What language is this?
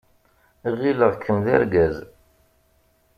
Kabyle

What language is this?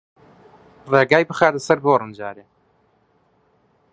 Central Kurdish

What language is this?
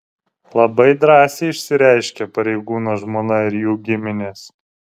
Lithuanian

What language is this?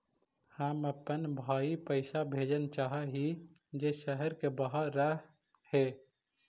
Magahi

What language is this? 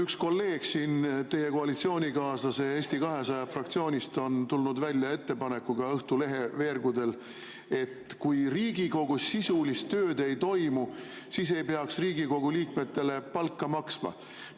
Estonian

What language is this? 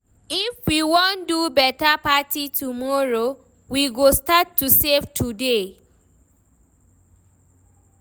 Nigerian Pidgin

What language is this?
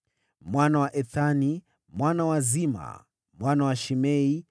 Swahili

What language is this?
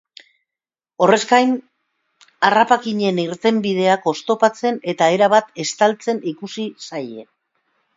Basque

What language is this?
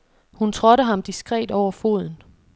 Danish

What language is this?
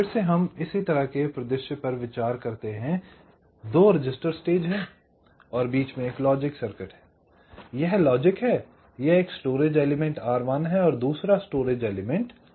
Hindi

